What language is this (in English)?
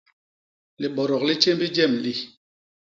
Basaa